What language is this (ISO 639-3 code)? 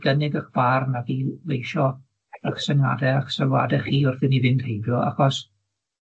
cym